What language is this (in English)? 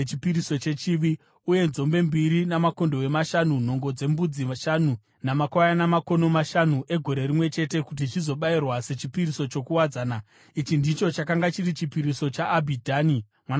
Shona